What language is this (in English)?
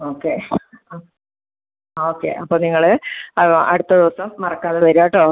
Malayalam